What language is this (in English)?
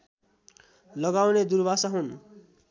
Nepali